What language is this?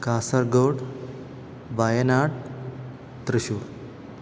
Malayalam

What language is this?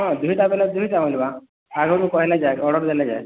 Odia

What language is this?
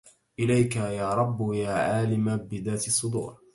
Arabic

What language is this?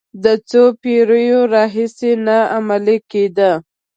Pashto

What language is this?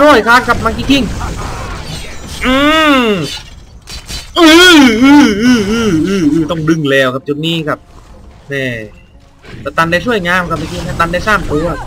Thai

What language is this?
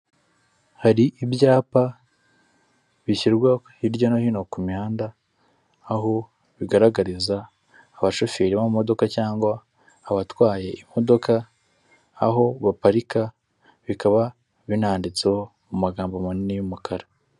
Kinyarwanda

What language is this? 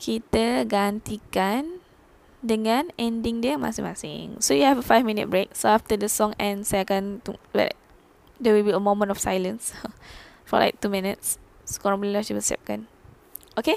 Malay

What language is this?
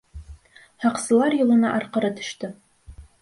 Bashkir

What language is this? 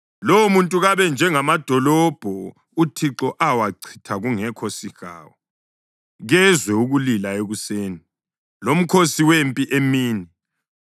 North Ndebele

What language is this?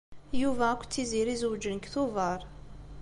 Kabyle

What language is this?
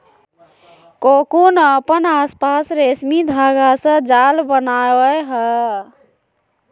Magahi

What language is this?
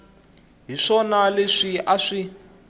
Tsonga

